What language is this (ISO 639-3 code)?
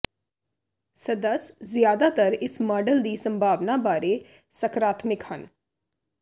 pan